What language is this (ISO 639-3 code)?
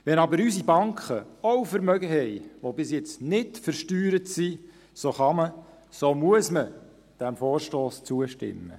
gsw